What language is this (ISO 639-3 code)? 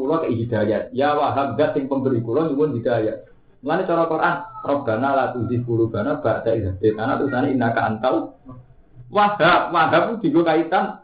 ind